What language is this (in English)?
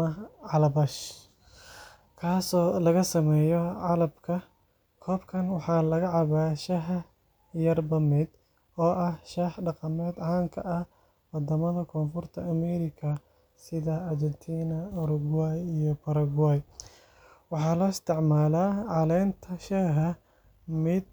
Somali